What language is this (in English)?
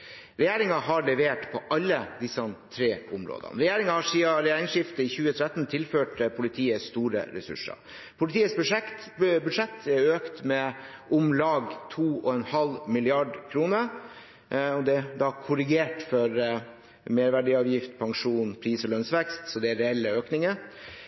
Norwegian Bokmål